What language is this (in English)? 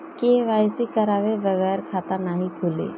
Bhojpuri